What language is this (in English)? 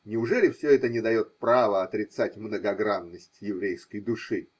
Russian